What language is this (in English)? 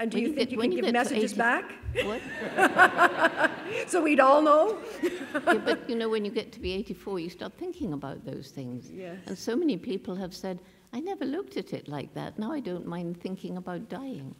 English